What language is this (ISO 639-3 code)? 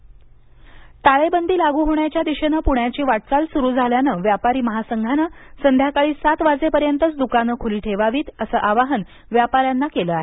mar